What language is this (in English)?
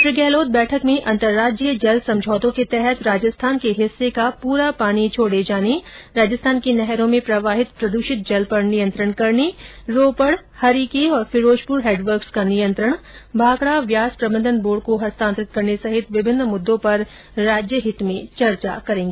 Hindi